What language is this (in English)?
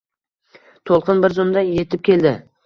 Uzbek